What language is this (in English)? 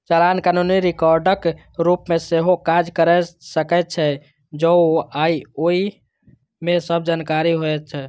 Maithili